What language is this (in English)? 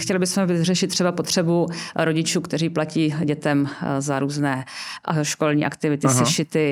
Czech